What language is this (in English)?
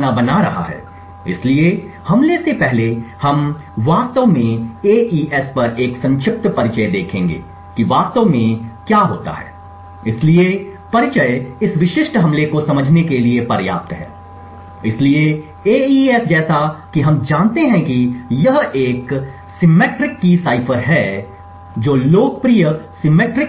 Hindi